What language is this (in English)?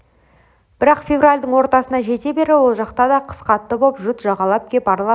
Kazakh